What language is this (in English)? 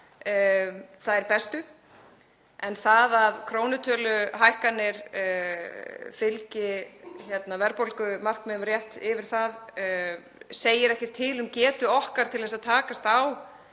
Icelandic